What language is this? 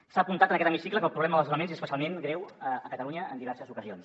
Catalan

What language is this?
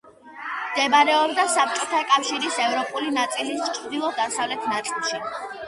Georgian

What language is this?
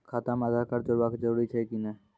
Maithili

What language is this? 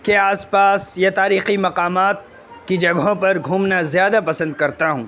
Urdu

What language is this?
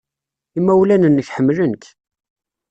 Kabyle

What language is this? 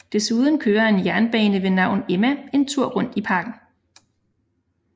Danish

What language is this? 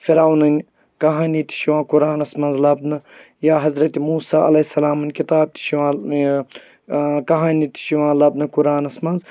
Kashmiri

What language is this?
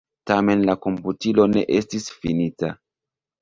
Esperanto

